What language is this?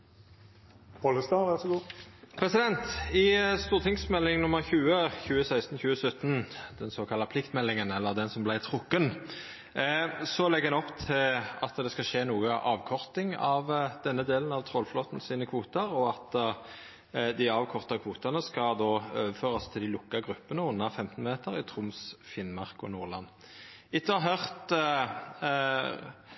Norwegian Nynorsk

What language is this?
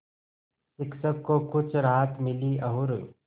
Hindi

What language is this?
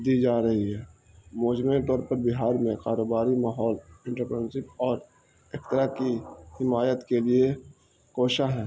Urdu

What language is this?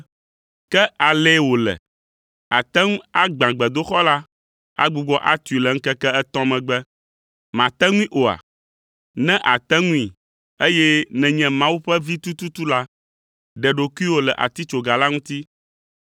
Ewe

